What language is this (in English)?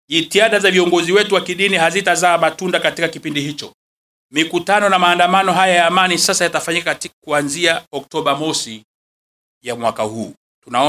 Swahili